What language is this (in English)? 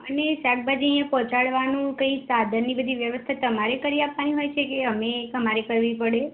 Gujarati